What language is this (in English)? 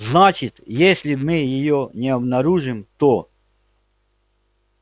Russian